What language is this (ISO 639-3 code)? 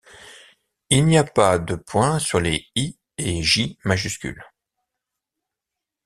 fra